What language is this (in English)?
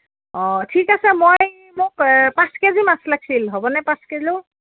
Assamese